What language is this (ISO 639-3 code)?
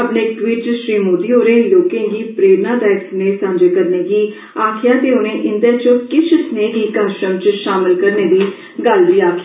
doi